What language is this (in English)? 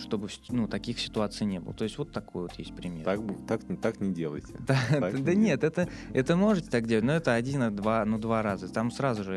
Russian